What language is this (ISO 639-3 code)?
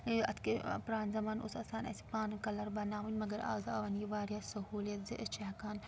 kas